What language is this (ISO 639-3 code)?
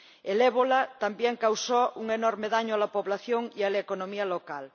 spa